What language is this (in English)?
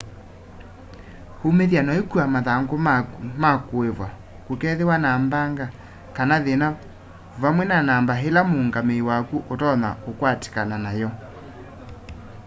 Kamba